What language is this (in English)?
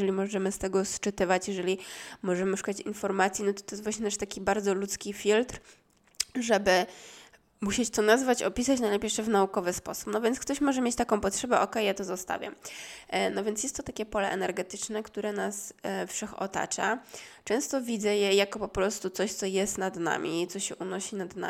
Polish